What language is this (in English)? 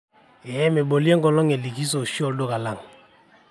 Masai